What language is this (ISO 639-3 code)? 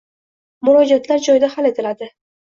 uzb